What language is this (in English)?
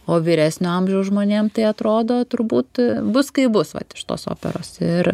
Lithuanian